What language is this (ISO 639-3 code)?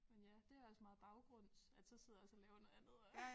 dan